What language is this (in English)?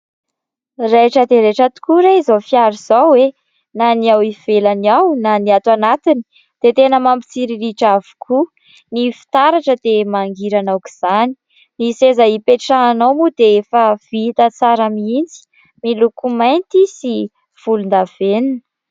Malagasy